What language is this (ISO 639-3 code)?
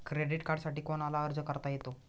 mar